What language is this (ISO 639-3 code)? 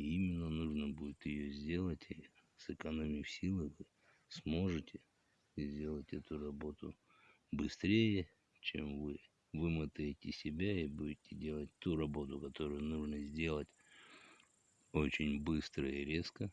rus